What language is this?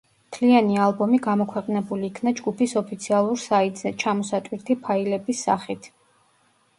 Georgian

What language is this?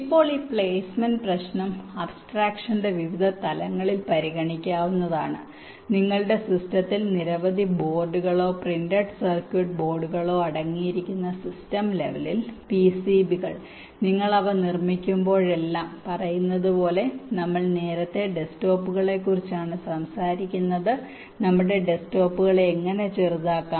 Malayalam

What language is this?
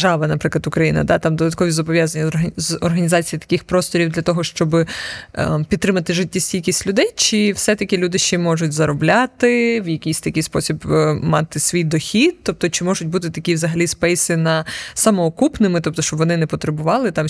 Ukrainian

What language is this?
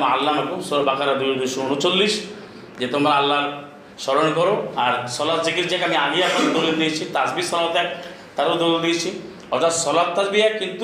Bangla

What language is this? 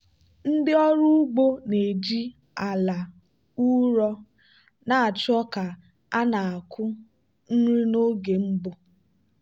Igbo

